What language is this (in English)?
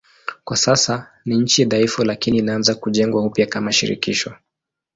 Swahili